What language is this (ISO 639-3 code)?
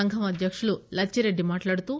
tel